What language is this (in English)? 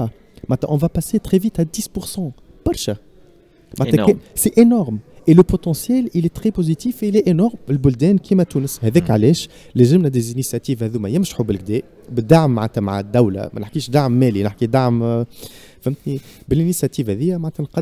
Arabic